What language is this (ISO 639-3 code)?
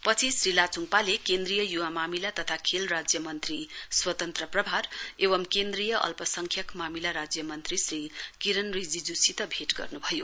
nep